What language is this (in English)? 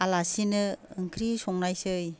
Bodo